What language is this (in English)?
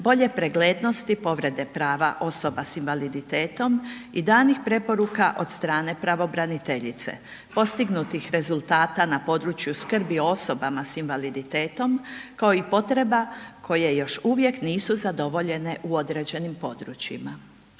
Croatian